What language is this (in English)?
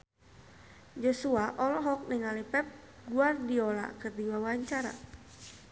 Sundanese